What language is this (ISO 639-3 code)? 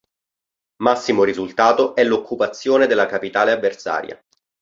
ita